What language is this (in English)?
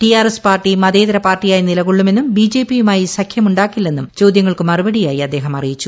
Malayalam